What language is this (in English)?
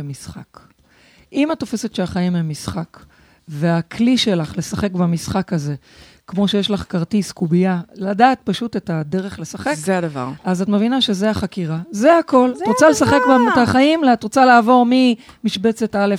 Hebrew